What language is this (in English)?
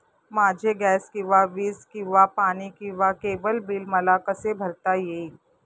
Marathi